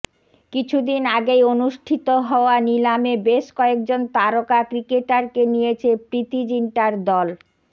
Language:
Bangla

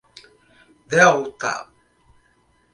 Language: Portuguese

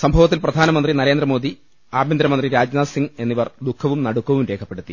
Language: Malayalam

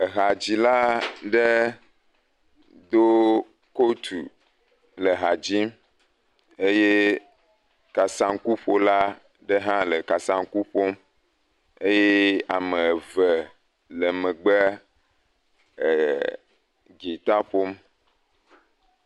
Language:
Ewe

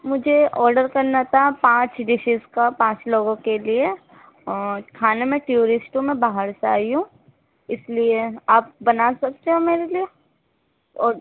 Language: Urdu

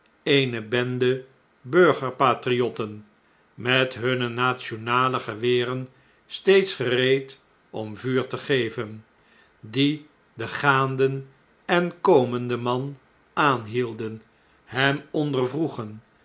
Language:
Dutch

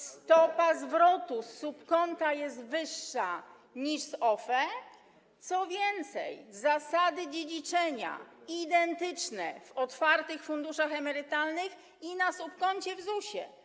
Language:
Polish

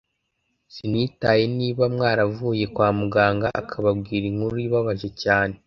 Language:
Kinyarwanda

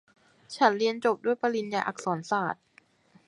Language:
Thai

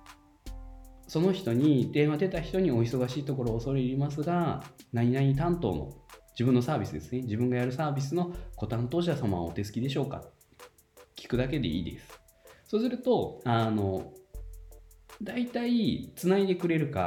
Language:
Japanese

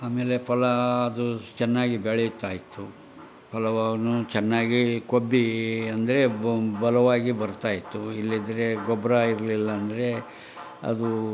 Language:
Kannada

